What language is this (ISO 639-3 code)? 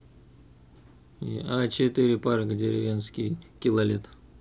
rus